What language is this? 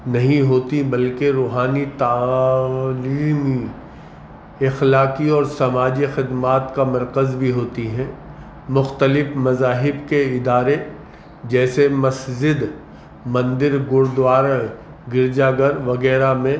Urdu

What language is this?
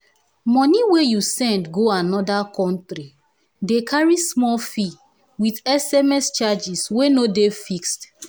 Nigerian Pidgin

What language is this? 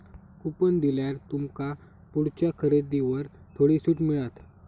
Marathi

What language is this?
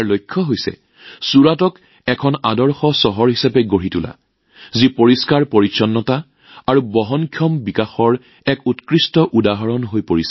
Assamese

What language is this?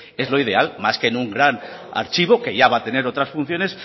Spanish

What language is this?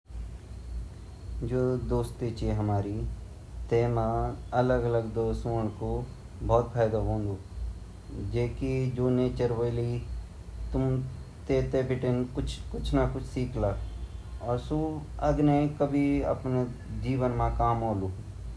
Garhwali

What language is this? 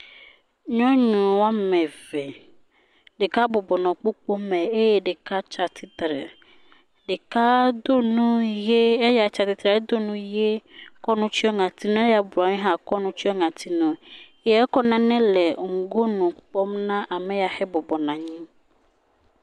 Ewe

